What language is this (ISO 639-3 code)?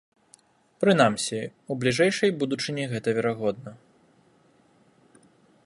bel